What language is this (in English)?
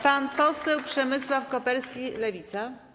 Polish